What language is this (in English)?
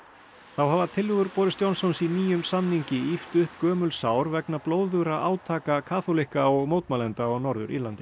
Icelandic